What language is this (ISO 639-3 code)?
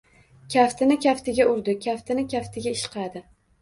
uzb